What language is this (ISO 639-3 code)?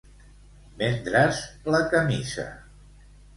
cat